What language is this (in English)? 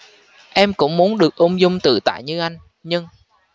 Vietnamese